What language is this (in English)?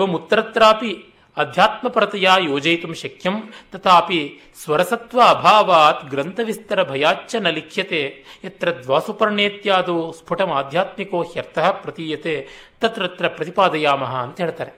Kannada